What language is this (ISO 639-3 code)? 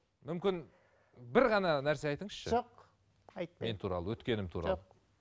kaz